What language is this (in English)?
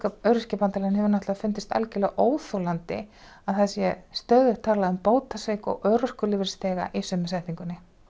Icelandic